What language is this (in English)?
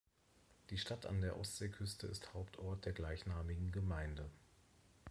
German